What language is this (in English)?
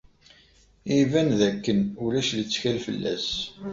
Kabyle